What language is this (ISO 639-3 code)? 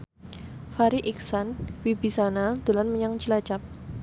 jav